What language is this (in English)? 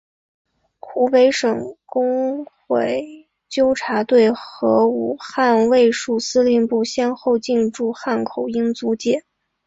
Chinese